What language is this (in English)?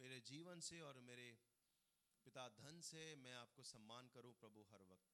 Hindi